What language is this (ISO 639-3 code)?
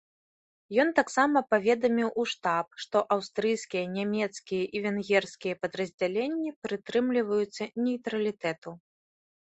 bel